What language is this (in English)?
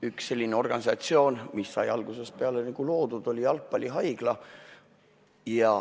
Estonian